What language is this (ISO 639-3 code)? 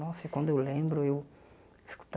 por